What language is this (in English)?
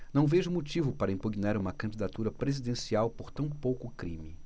Portuguese